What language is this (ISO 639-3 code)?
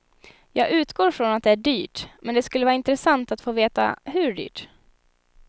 swe